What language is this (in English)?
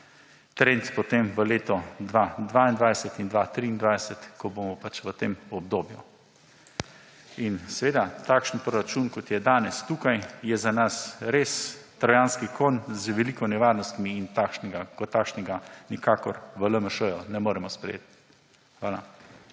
Slovenian